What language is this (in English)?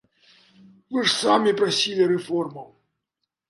Belarusian